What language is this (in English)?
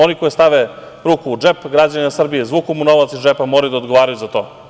Serbian